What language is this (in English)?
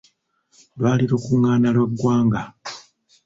Ganda